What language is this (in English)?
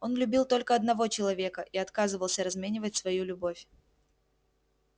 Russian